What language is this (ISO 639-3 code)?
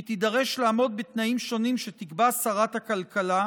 heb